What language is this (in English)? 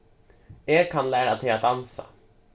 Faroese